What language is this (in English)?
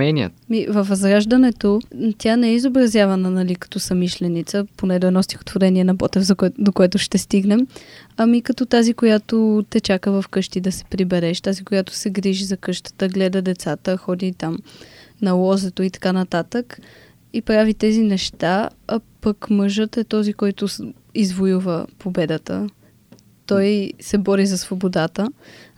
Bulgarian